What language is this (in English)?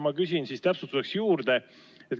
Estonian